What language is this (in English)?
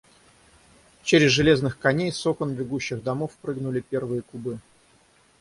Russian